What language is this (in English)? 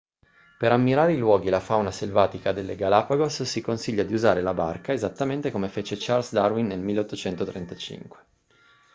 Italian